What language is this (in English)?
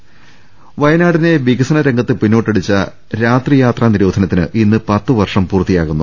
Malayalam